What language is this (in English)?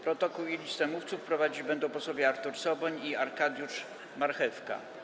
Polish